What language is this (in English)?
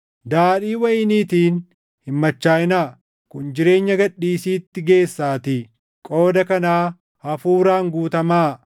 Oromo